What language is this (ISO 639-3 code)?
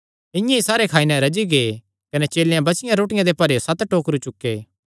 xnr